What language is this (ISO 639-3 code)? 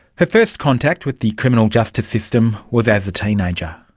eng